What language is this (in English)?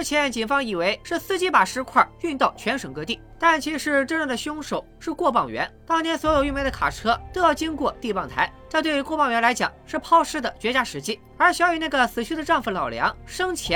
Chinese